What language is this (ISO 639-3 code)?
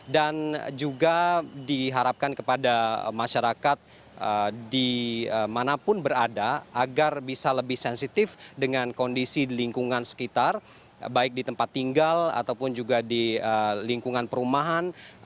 ind